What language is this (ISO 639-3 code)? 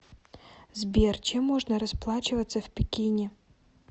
rus